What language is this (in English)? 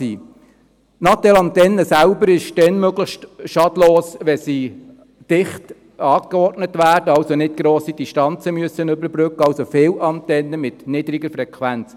Swiss German